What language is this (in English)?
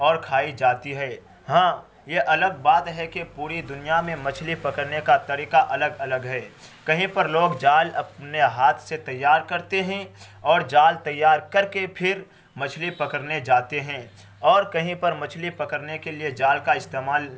Urdu